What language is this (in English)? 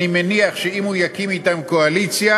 Hebrew